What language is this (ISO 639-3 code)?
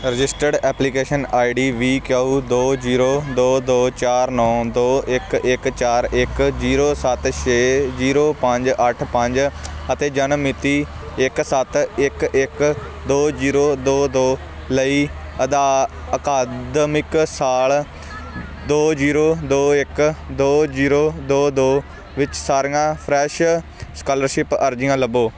pan